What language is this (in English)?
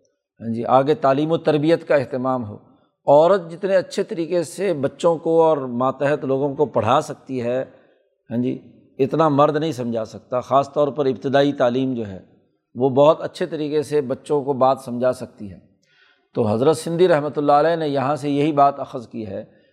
Urdu